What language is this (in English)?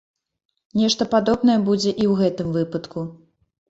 Belarusian